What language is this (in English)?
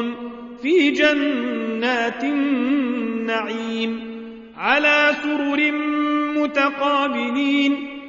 Arabic